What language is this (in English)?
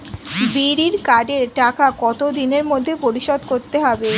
Bangla